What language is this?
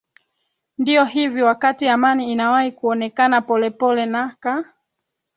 Swahili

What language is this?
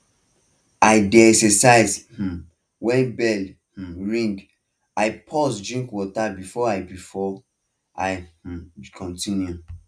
Nigerian Pidgin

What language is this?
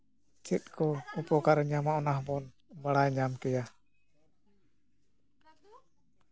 Santali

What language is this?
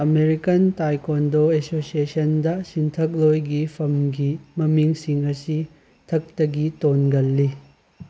Manipuri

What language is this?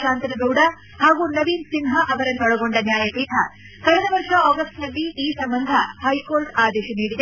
Kannada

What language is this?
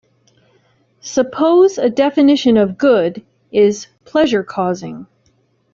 English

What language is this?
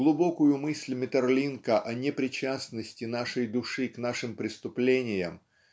Russian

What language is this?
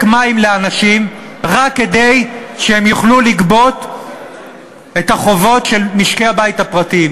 Hebrew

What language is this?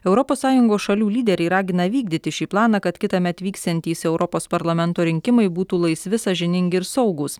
Lithuanian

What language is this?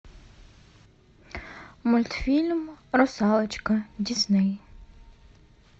Russian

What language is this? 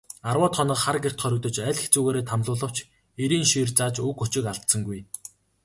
Mongolian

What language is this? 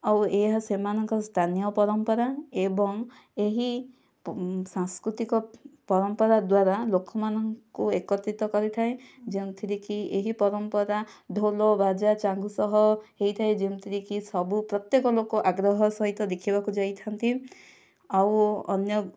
Odia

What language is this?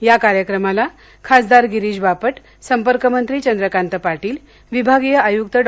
Marathi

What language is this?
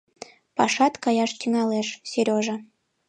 Mari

